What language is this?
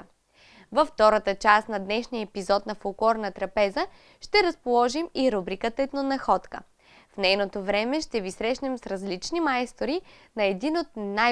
Bulgarian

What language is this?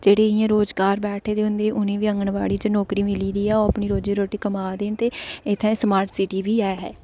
Dogri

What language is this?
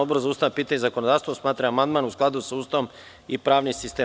Serbian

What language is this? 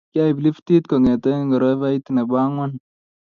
Kalenjin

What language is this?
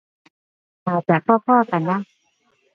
Thai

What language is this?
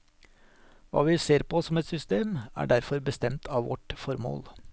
Norwegian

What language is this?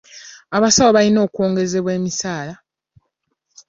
Ganda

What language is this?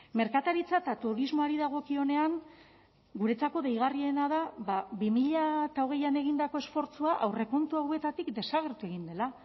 Basque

